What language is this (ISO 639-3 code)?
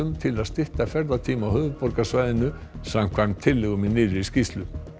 isl